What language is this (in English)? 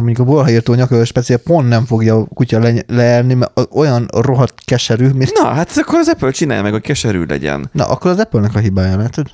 Hungarian